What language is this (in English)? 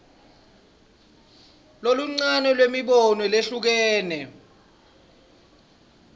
Swati